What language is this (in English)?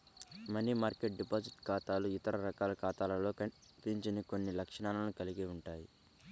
Telugu